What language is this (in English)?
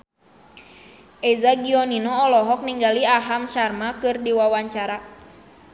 Sundanese